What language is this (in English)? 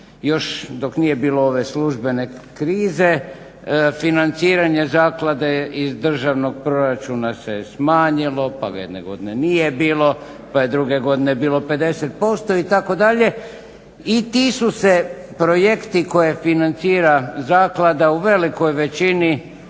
Croatian